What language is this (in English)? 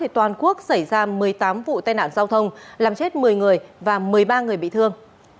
Vietnamese